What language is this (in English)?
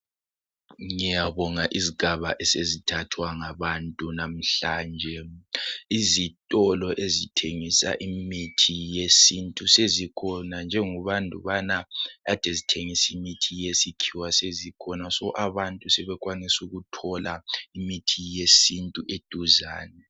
North Ndebele